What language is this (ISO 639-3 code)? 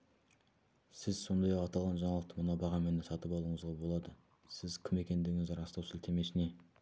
kaz